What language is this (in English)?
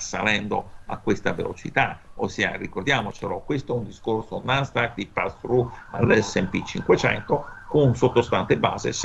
Italian